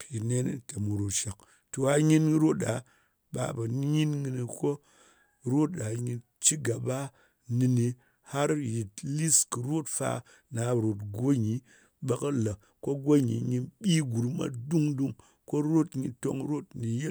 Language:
Ngas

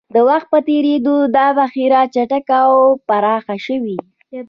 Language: Pashto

